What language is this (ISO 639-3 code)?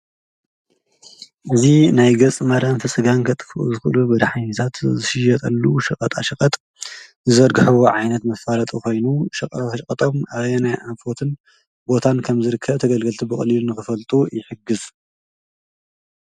tir